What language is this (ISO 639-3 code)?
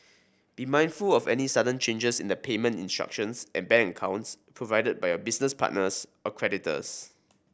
eng